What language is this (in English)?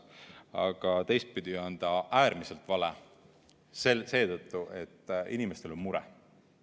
Estonian